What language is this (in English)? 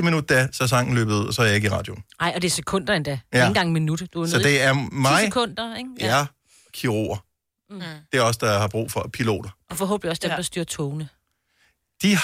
Danish